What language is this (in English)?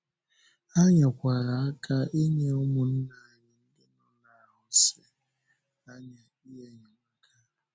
Igbo